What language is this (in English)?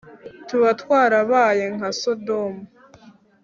Kinyarwanda